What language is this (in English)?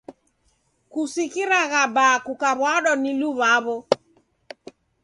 Taita